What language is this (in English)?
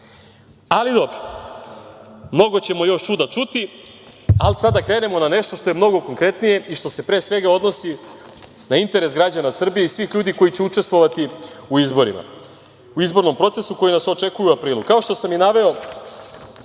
Serbian